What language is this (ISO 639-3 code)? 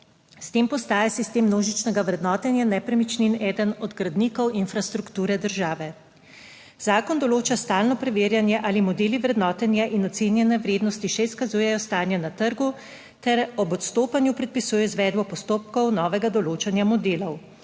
slv